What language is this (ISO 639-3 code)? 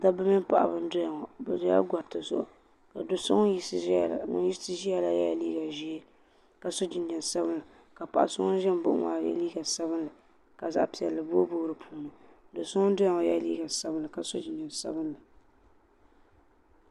dag